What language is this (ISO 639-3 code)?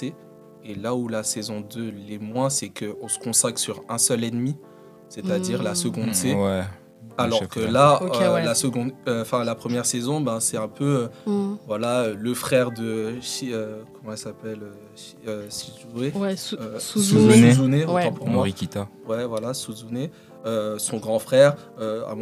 fra